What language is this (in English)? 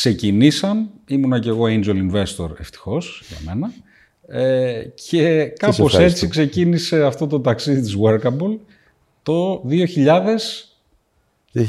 Greek